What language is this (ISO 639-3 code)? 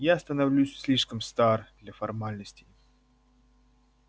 rus